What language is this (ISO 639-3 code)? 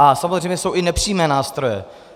ces